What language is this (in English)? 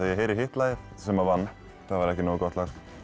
Icelandic